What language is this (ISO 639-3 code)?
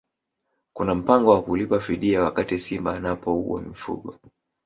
swa